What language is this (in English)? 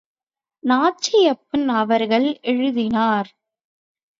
Tamil